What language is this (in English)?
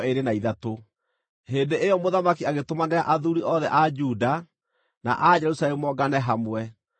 Kikuyu